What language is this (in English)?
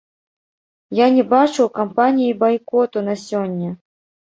Belarusian